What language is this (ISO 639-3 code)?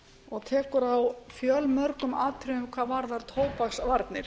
isl